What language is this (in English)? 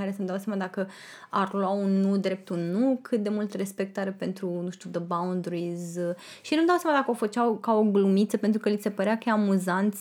Romanian